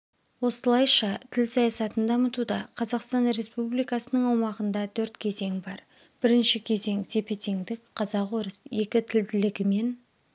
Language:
Kazakh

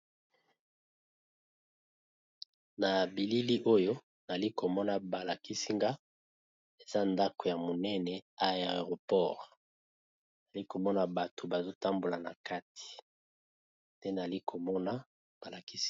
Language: Lingala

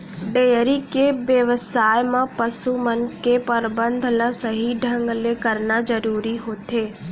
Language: Chhattisgarhi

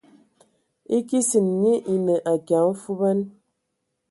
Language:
Ewondo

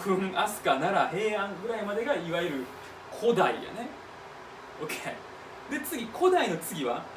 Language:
Japanese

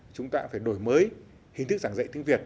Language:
Vietnamese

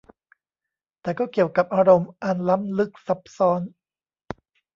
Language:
Thai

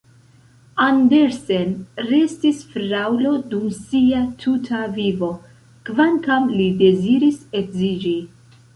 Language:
Esperanto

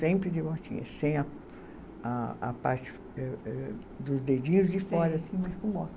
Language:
Portuguese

